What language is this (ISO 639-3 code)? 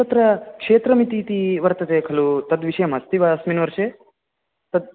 san